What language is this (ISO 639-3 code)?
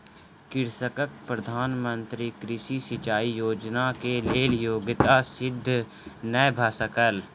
mai